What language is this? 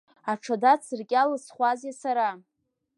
Abkhazian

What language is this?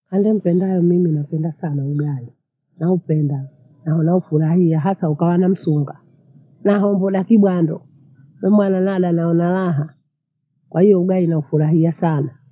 Bondei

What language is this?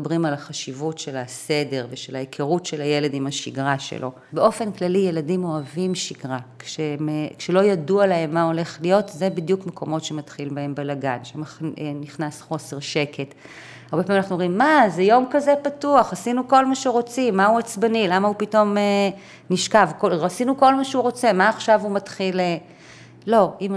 Hebrew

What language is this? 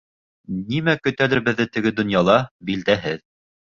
Bashkir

